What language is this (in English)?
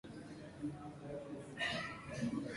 Swahili